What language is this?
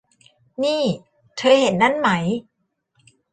Thai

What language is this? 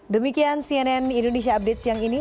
Indonesian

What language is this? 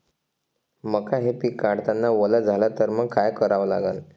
Marathi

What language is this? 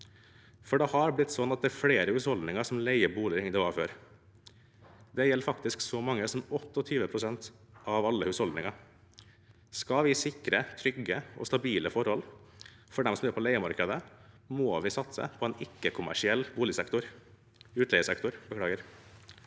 Norwegian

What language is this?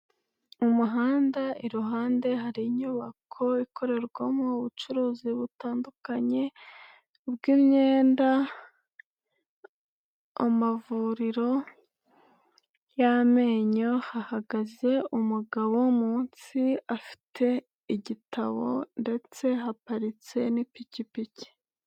Kinyarwanda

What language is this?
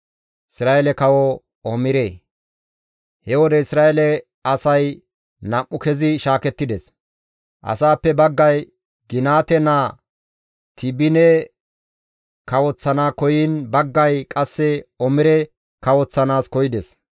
Gamo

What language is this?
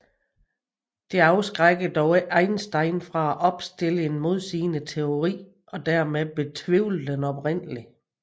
Danish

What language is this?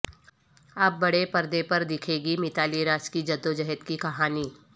Urdu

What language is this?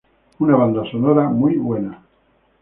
Spanish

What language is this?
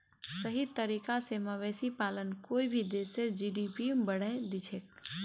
Magahi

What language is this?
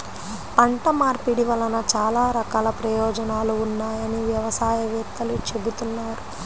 Telugu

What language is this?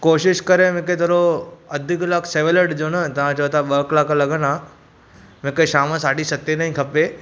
Sindhi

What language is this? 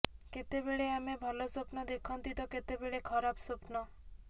Odia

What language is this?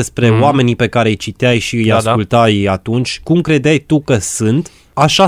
Romanian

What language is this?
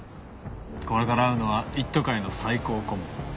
Japanese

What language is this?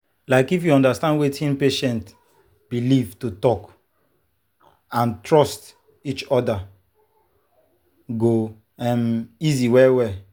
Nigerian Pidgin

